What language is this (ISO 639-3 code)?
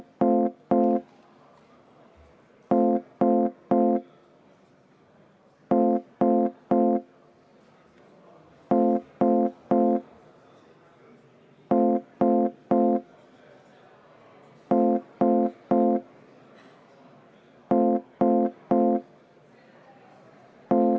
est